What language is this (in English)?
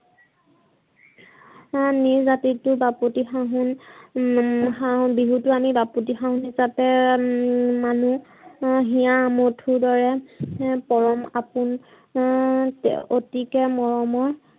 Assamese